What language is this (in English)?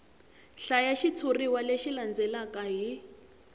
Tsonga